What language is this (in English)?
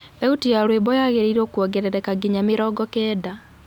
Kikuyu